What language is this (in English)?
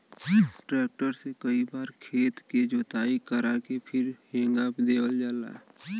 Bhojpuri